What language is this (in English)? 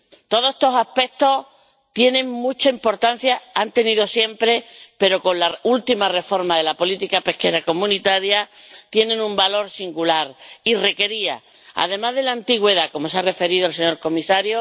Spanish